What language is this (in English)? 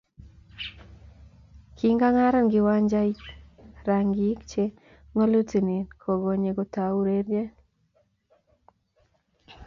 Kalenjin